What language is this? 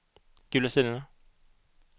Swedish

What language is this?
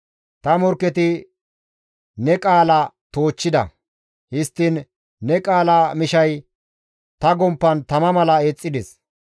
Gamo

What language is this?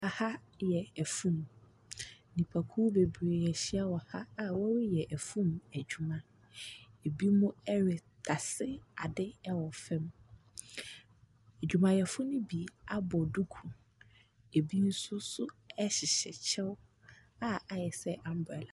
Akan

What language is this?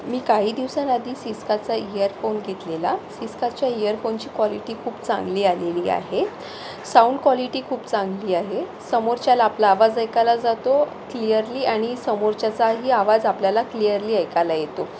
Marathi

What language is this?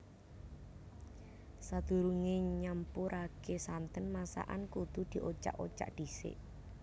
Javanese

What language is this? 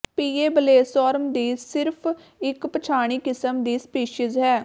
Punjabi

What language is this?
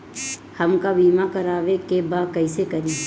Bhojpuri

